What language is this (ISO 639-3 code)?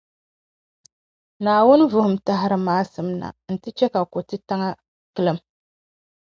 dag